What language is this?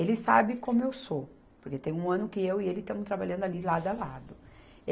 Portuguese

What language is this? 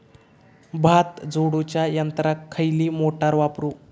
Marathi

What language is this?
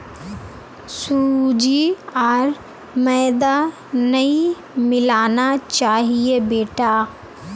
Magahi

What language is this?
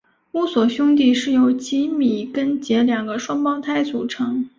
Chinese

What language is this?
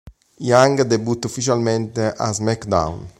Italian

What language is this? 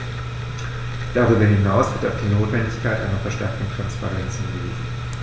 German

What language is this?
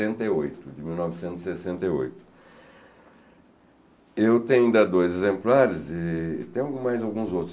Portuguese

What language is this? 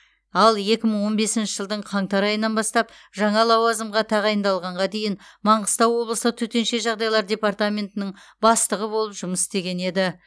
Kazakh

